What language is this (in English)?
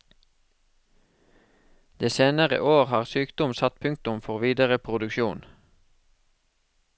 Norwegian